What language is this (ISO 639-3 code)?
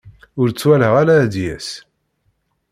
kab